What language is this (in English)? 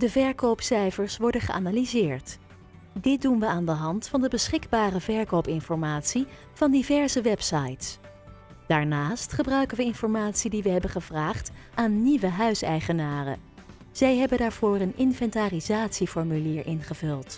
Dutch